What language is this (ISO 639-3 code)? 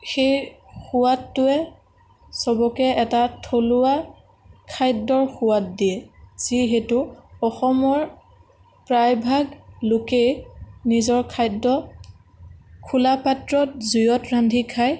asm